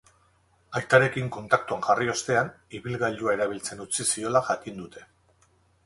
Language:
Basque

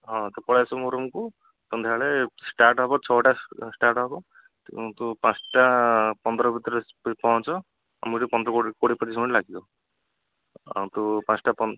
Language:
Odia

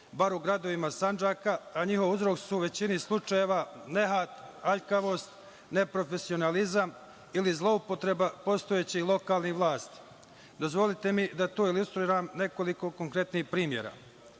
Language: Serbian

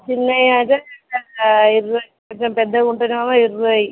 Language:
Telugu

